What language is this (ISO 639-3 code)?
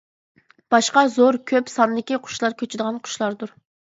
uig